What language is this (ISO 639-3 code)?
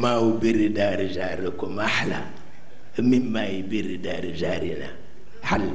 ind